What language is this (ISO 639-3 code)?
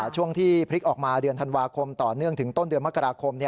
tha